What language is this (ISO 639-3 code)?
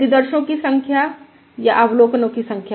hin